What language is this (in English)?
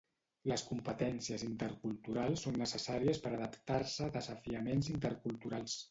Catalan